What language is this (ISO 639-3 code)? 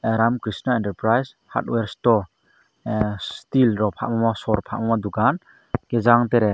trp